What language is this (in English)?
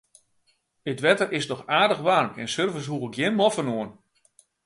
Western Frisian